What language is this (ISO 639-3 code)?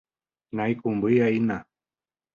grn